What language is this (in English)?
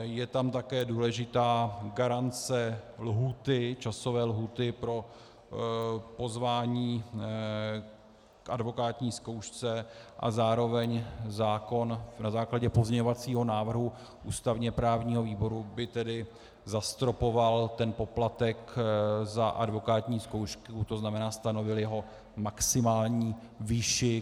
Czech